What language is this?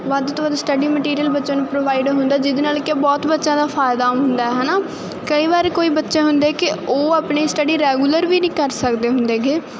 Punjabi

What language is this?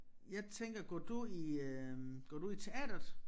Danish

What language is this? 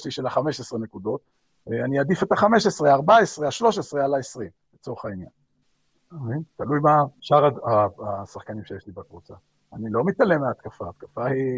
Hebrew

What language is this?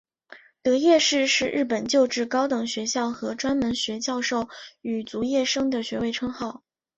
Chinese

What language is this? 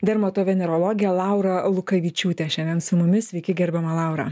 Lithuanian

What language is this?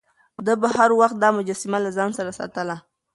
Pashto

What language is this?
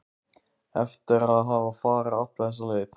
Icelandic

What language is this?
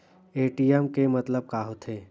Chhattisgarhi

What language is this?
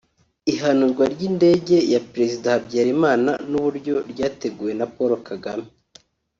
Kinyarwanda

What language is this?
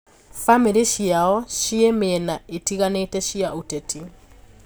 Kikuyu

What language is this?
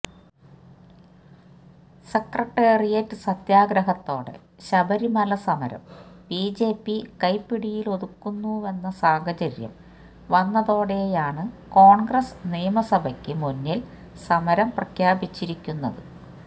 Malayalam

